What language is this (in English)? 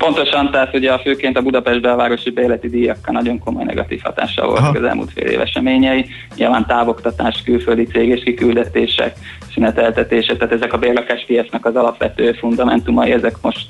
Hungarian